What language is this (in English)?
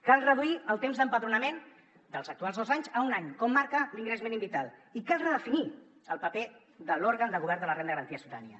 Catalan